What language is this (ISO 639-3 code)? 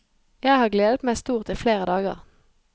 nor